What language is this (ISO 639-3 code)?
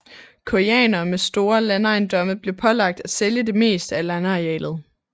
dan